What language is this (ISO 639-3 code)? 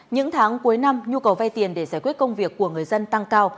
vie